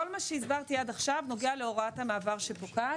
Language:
Hebrew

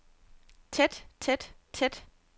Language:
Danish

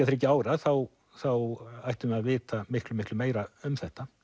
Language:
Icelandic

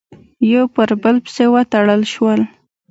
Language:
Pashto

